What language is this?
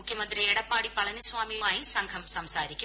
Malayalam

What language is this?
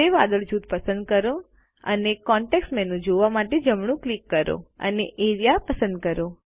Gujarati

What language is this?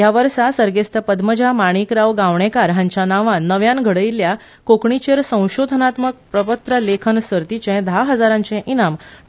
Konkani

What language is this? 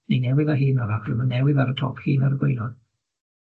Welsh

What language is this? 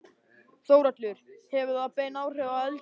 Icelandic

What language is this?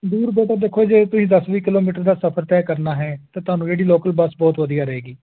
Punjabi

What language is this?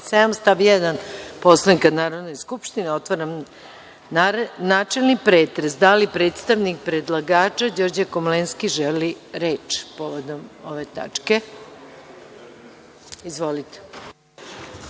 Serbian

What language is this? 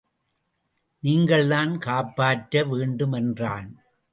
Tamil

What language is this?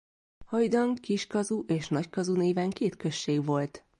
Hungarian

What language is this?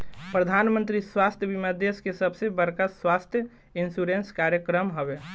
Bhojpuri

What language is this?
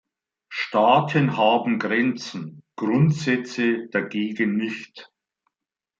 German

